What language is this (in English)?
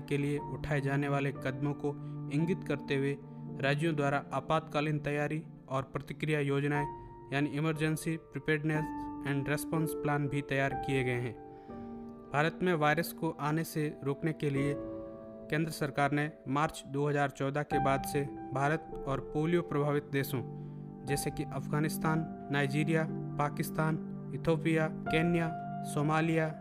Hindi